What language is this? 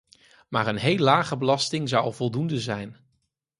Dutch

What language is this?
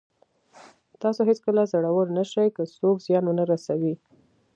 Pashto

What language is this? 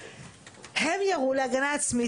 Hebrew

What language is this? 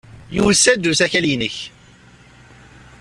Kabyle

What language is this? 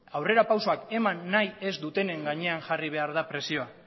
Basque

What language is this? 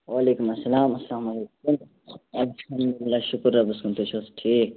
Kashmiri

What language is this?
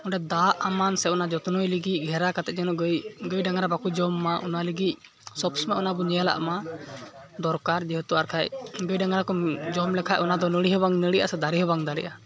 Santali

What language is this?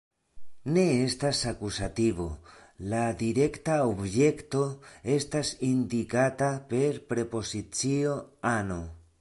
Esperanto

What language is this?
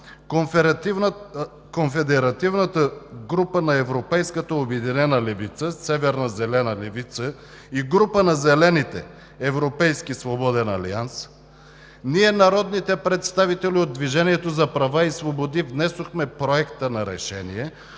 Bulgarian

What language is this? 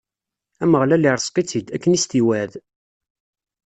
Kabyle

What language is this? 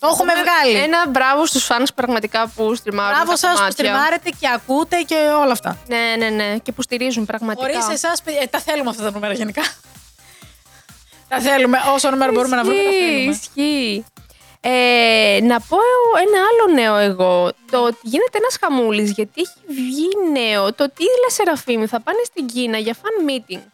Greek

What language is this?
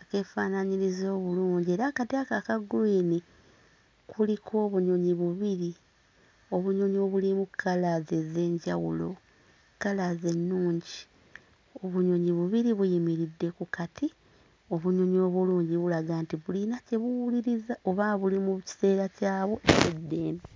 Ganda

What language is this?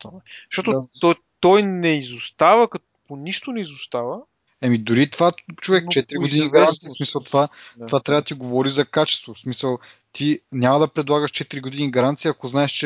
Bulgarian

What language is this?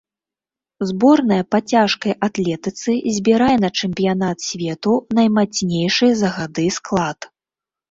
Belarusian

